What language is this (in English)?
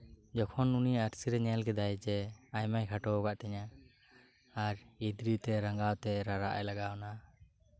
Santali